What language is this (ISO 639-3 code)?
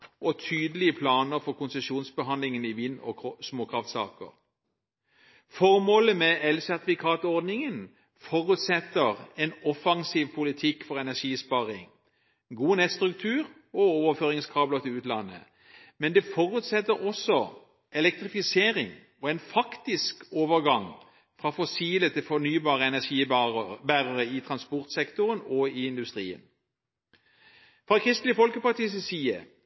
nob